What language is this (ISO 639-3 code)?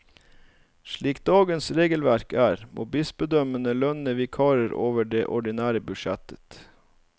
nor